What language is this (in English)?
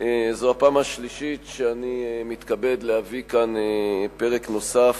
Hebrew